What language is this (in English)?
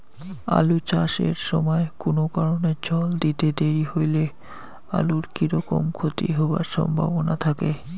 Bangla